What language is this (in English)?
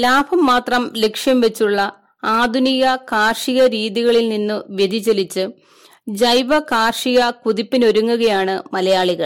Malayalam